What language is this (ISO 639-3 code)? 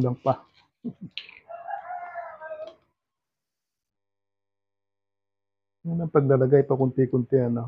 fil